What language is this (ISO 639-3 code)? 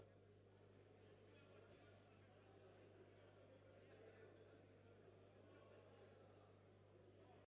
ukr